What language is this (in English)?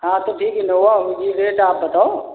Hindi